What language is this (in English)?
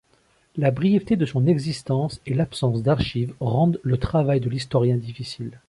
French